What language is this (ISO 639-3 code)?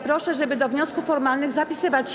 pol